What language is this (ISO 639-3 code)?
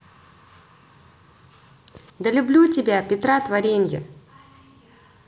rus